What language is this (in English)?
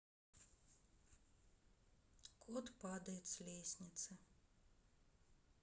Russian